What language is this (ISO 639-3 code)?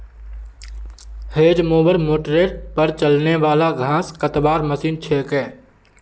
mag